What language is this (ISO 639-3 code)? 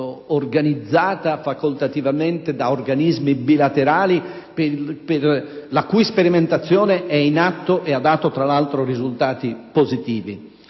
ita